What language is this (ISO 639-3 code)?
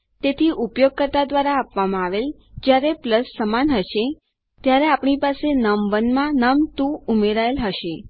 guj